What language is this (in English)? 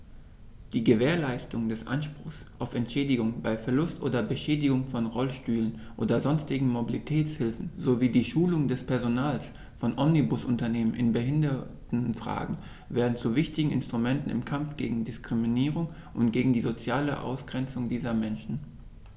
German